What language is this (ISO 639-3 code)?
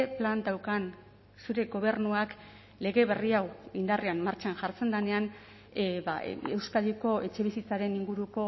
eus